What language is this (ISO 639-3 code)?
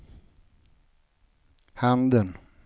swe